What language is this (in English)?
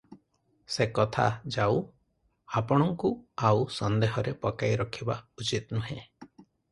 Odia